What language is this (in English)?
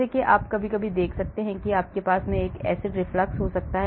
Hindi